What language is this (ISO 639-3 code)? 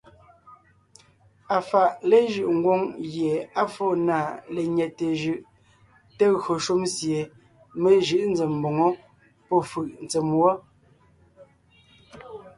nnh